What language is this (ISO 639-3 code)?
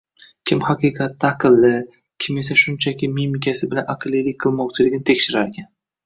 uzb